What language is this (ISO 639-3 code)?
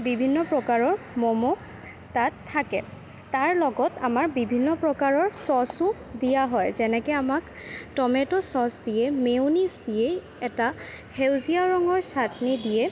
asm